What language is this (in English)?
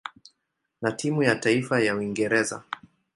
Swahili